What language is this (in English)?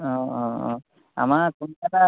Assamese